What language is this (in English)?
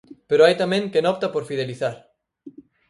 Galician